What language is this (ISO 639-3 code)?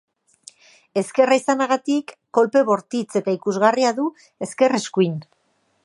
eus